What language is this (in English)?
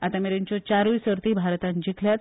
Konkani